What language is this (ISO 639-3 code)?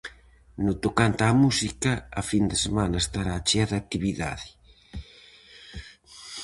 glg